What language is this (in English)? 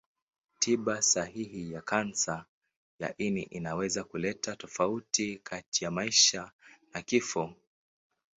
Swahili